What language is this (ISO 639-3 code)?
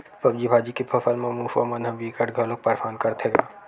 hne